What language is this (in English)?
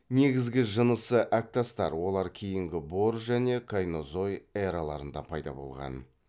Kazakh